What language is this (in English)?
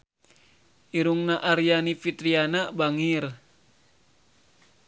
Sundanese